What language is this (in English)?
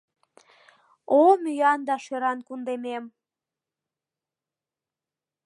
Mari